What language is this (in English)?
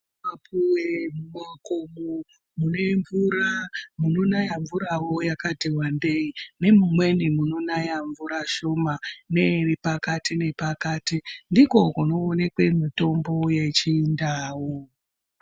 Ndau